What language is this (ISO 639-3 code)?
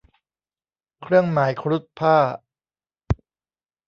tha